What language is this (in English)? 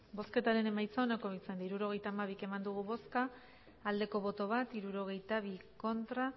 Basque